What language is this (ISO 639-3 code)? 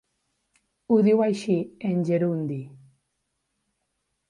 cat